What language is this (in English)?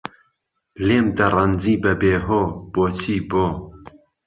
Central Kurdish